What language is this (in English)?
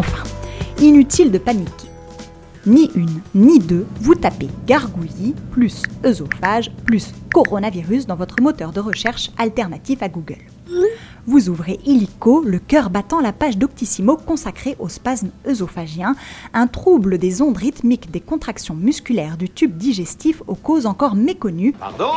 French